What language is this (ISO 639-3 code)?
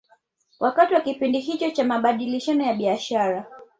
swa